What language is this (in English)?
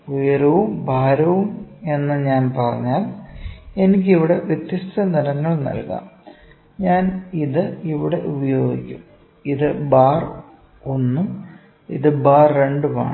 Malayalam